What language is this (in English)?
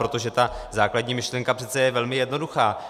Czech